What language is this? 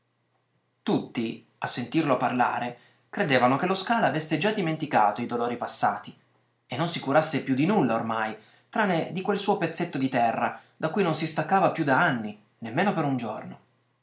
Italian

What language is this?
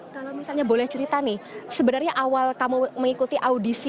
Indonesian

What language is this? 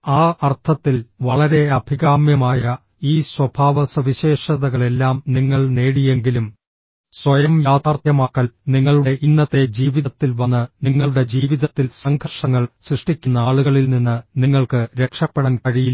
Malayalam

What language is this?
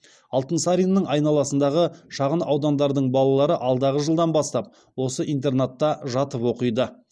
Kazakh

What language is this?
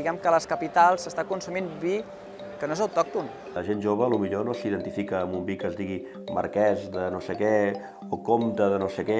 Italian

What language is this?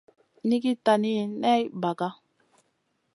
Masana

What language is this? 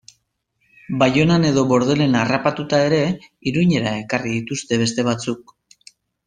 Basque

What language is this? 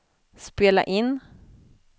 Swedish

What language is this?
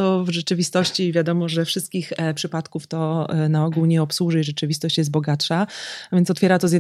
Polish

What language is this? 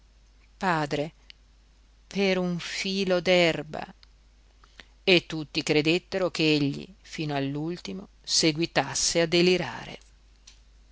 Italian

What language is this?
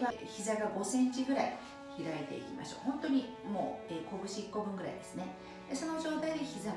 Japanese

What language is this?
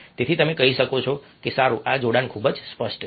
Gujarati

